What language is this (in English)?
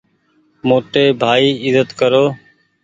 Goaria